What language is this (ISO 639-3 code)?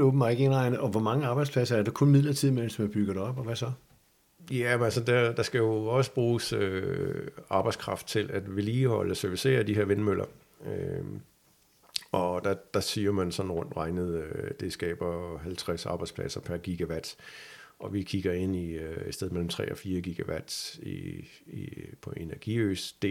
dan